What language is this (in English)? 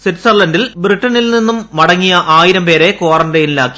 Malayalam